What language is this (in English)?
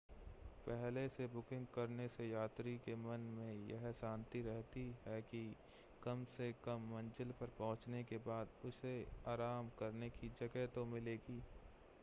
Hindi